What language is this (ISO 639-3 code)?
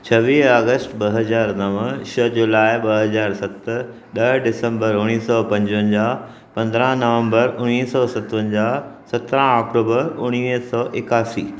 snd